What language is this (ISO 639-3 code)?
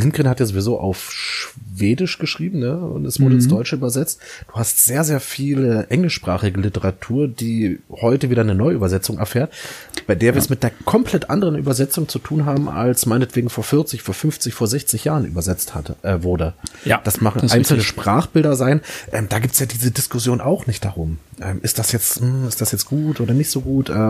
deu